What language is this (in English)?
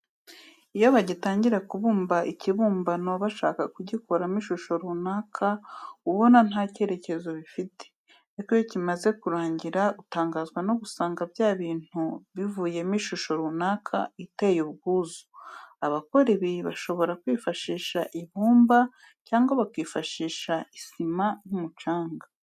Kinyarwanda